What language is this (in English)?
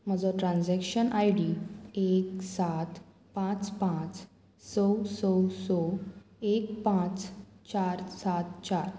Konkani